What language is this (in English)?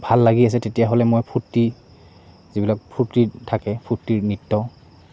Assamese